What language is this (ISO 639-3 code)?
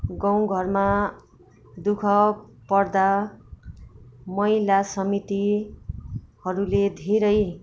nep